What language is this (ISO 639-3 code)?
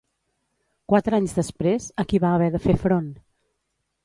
cat